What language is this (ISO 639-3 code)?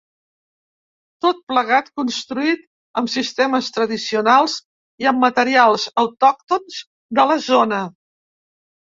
cat